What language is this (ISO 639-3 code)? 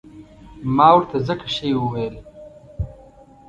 pus